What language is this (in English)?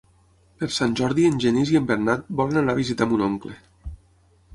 Catalan